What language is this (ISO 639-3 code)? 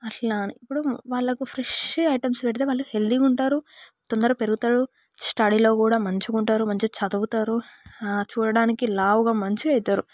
tel